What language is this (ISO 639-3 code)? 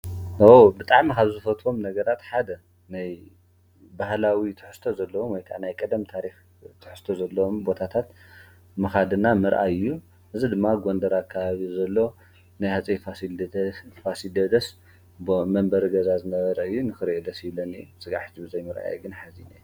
tir